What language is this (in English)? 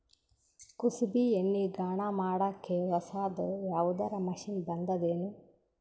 Kannada